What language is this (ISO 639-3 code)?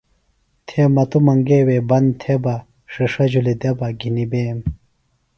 phl